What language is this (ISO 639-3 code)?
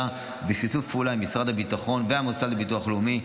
heb